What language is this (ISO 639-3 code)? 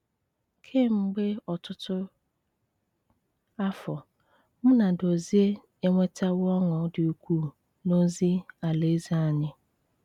ibo